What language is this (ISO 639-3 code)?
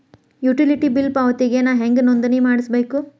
kan